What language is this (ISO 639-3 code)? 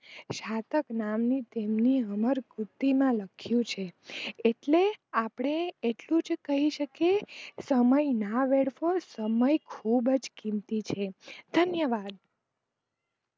guj